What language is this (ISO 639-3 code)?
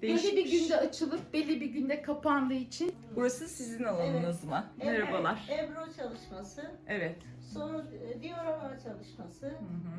tur